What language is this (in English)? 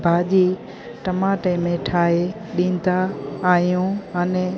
Sindhi